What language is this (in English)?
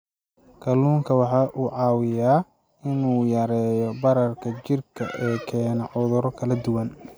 Somali